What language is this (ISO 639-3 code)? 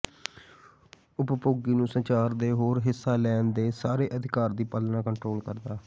pan